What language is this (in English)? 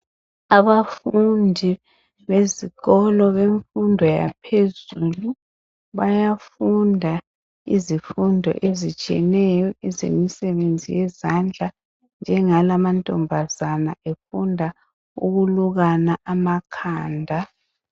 North Ndebele